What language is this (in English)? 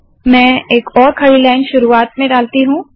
Hindi